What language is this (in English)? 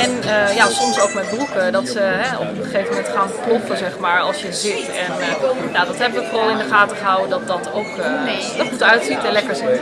Dutch